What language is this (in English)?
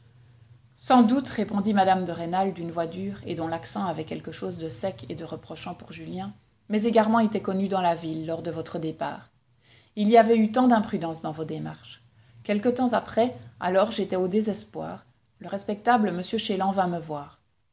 French